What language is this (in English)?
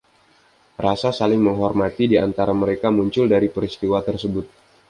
Indonesian